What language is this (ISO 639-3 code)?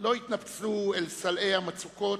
heb